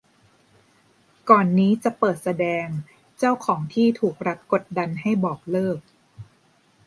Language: Thai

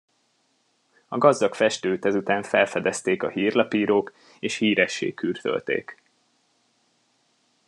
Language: Hungarian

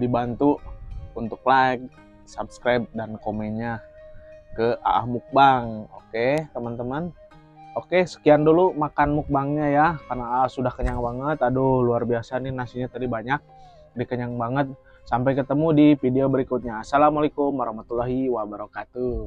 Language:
Indonesian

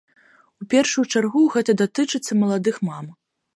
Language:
Belarusian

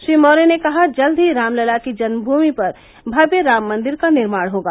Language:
Hindi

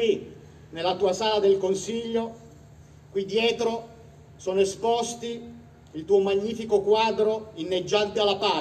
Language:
Italian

